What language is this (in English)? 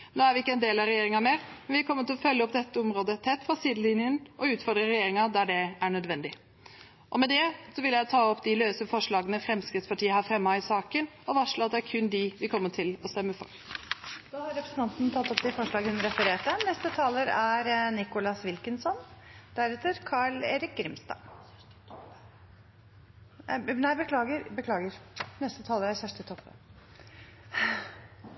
Norwegian